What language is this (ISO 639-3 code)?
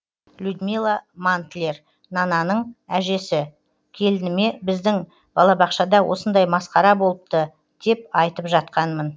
kaz